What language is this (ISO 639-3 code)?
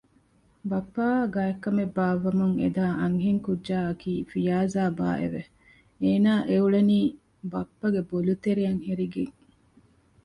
div